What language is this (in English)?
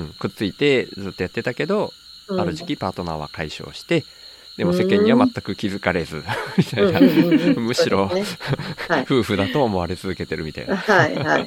Japanese